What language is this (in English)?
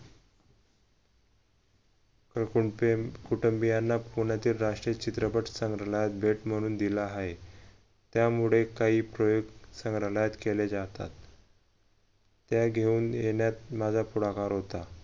Marathi